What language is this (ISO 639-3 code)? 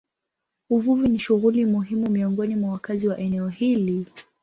swa